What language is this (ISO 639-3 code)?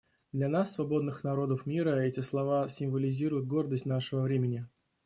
rus